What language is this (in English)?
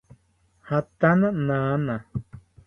South Ucayali Ashéninka